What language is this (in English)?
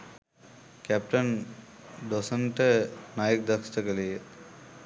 Sinhala